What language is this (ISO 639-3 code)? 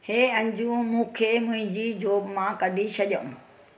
snd